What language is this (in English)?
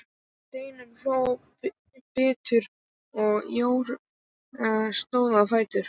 Icelandic